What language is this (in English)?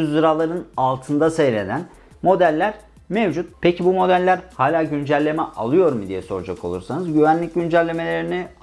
Turkish